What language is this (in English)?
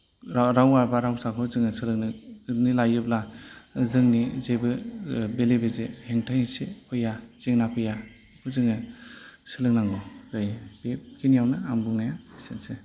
Bodo